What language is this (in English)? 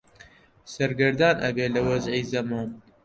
Central Kurdish